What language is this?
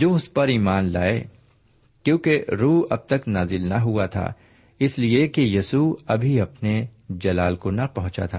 Urdu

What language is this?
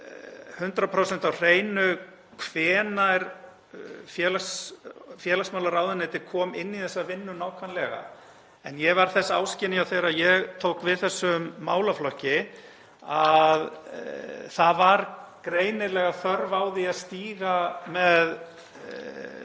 Icelandic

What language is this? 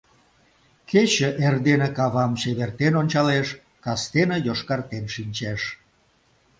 Mari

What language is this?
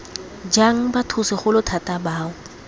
Tswana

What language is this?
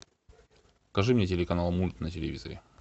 Russian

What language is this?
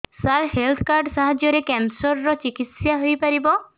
Odia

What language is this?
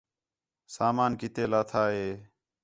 Khetrani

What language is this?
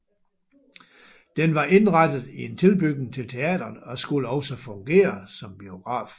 Danish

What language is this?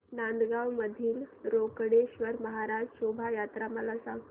Marathi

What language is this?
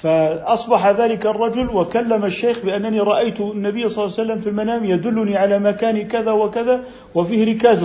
Arabic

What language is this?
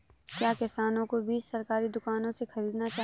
Hindi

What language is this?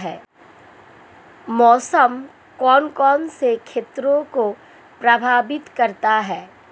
Hindi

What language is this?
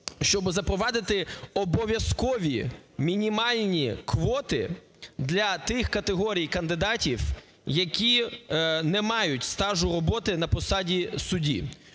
Ukrainian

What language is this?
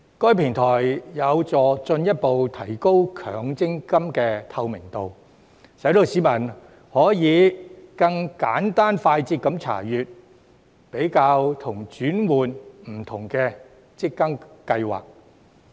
Cantonese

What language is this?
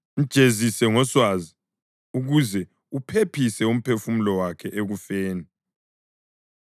North Ndebele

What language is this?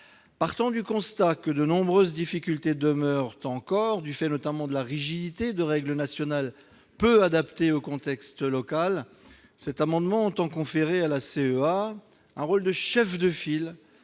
French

